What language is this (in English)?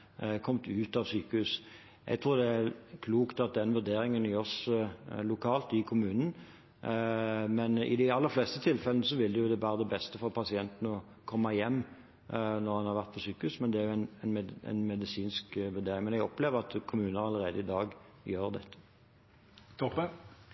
Norwegian